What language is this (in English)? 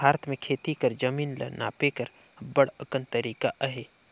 Chhattisgarhi